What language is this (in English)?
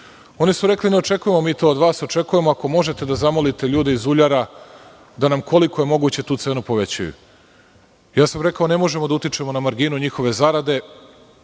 Serbian